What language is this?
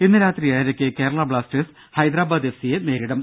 Malayalam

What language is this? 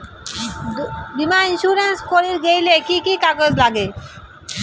Bangla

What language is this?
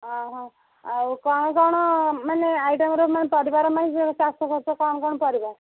Odia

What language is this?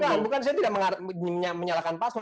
Indonesian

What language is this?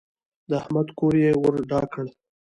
Pashto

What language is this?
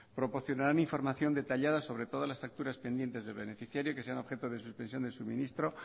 Spanish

